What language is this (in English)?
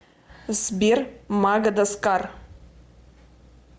Russian